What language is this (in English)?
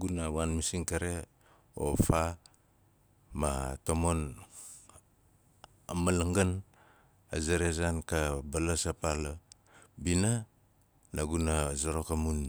Nalik